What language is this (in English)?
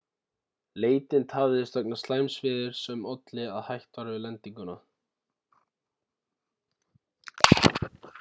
Icelandic